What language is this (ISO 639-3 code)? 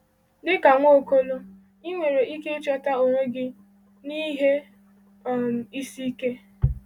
ibo